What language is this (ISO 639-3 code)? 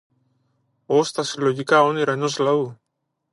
ell